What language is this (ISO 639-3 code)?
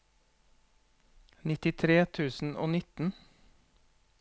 nor